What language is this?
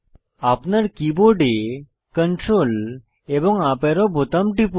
Bangla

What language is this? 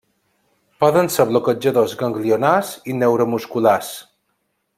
Catalan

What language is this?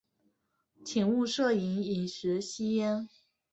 Chinese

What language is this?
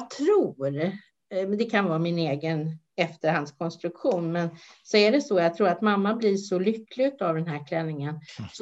Swedish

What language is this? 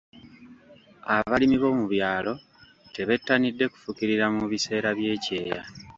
Ganda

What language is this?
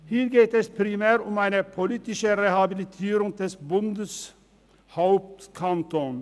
Swiss German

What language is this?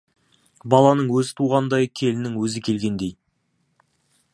Kazakh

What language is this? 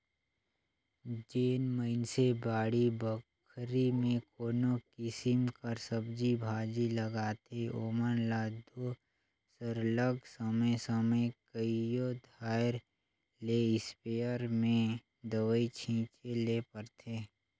Chhattisgarhi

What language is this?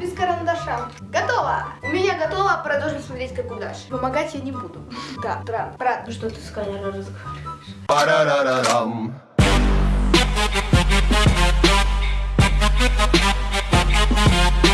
Russian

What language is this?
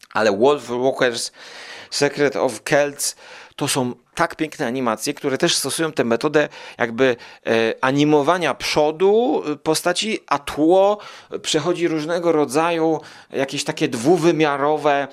Polish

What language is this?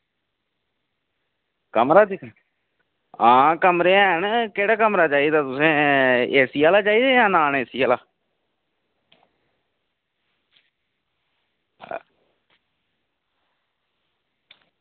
Dogri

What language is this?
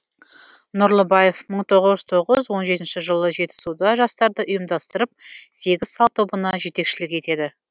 Kazakh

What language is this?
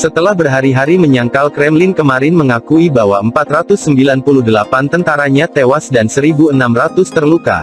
Indonesian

